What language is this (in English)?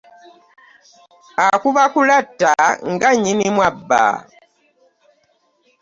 Ganda